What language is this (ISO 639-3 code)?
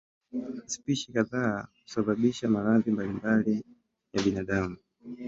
swa